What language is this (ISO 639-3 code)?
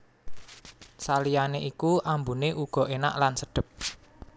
jav